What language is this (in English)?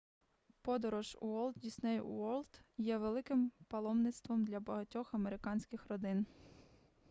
Ukrainian